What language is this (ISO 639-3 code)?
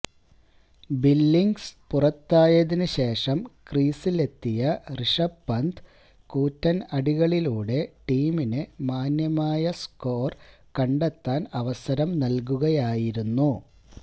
mal